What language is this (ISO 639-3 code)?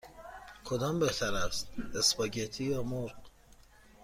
fas